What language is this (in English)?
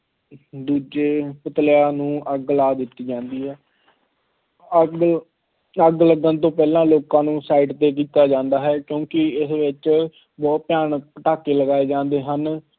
Punjabi